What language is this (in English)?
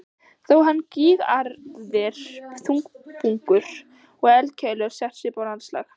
Icelandic